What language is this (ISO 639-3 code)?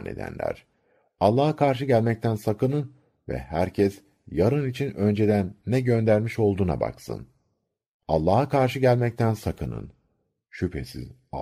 tur